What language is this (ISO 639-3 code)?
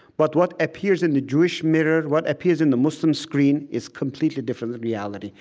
eng